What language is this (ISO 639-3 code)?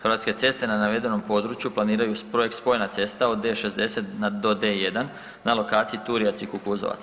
hrv